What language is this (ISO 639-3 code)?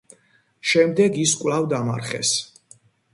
kat